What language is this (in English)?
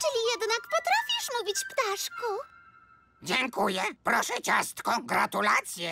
Polish